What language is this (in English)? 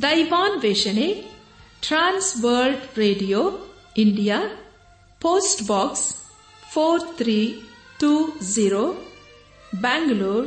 Kannada